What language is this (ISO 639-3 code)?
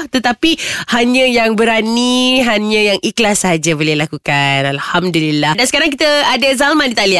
msa